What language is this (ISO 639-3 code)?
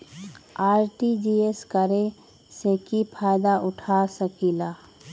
mag